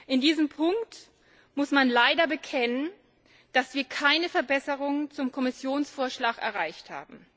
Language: German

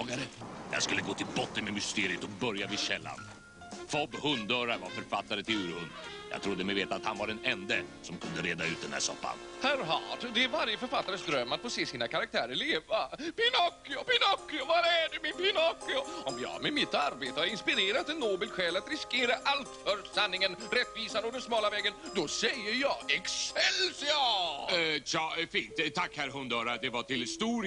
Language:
Swedish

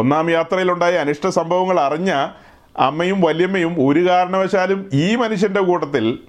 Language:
Malayalam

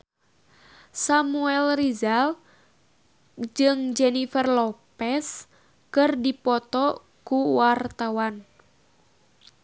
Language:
Sundanese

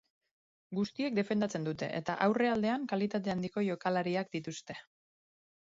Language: Basque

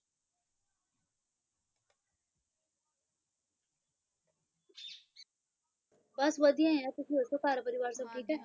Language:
Punjabi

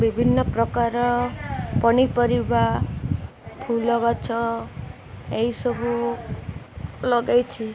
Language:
Odia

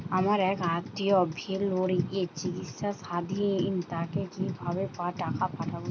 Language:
Bangla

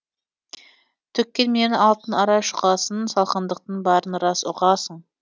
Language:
Kazakh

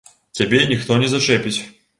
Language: Belarusian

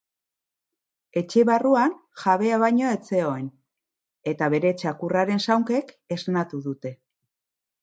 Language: Basque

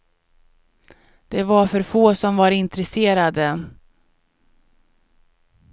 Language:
Swedish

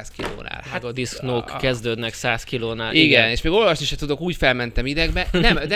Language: Hungarian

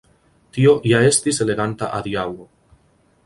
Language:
Esperanto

